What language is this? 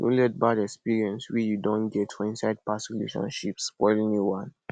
Nigerian Pidgin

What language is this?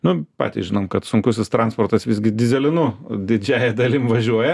Lithuanian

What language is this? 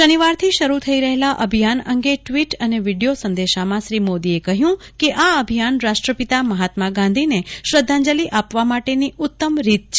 Gujarati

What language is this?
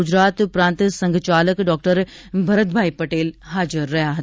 Gujarati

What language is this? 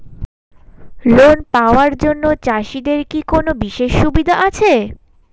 Bangla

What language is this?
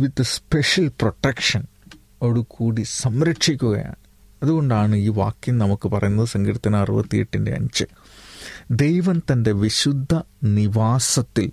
Malayalam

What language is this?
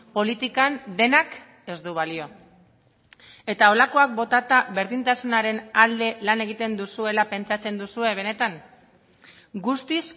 Basque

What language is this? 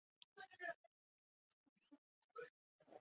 Chinese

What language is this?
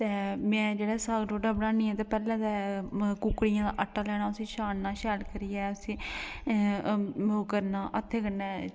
Dogri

